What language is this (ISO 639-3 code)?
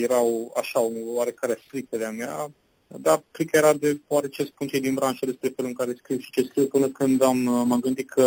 ron